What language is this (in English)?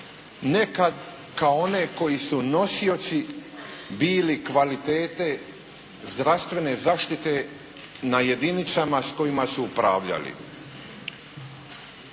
Croatian